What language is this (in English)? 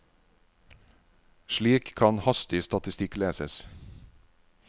Norwegian